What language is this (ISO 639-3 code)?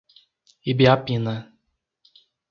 por